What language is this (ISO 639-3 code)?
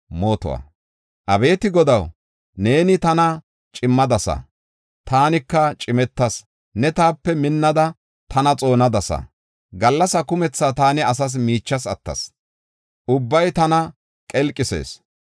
gof